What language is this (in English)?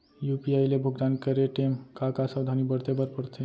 Chhattisgarhi